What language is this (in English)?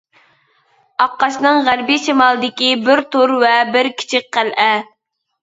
Uyghur